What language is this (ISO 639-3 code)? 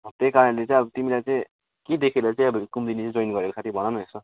nep